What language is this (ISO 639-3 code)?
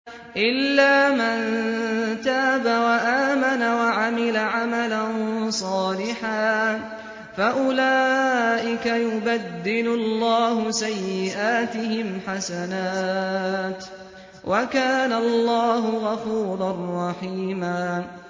ara